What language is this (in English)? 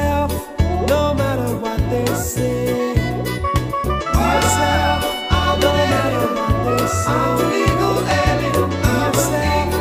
Turkish